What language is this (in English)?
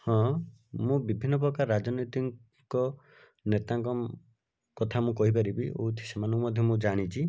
Odia